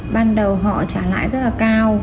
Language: Vietnamese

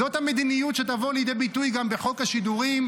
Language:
Hebrew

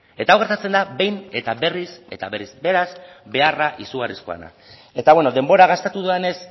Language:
Basque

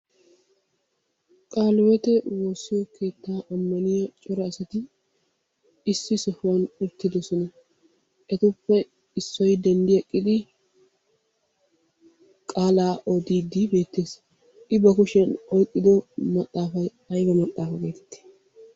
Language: Wolaytta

